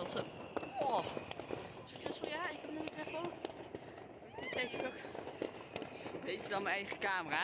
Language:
Dutch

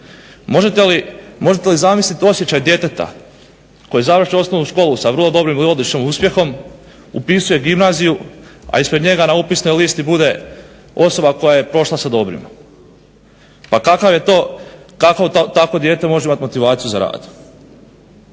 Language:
Croatian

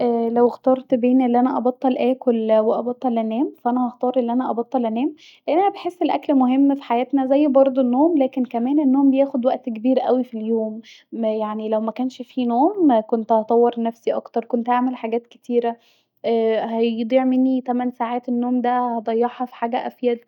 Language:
Egyptian Arabic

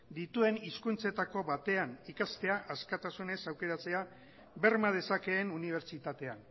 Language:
Basque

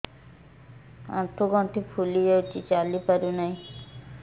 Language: Odia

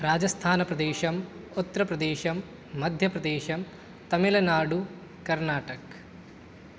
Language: Sanskrit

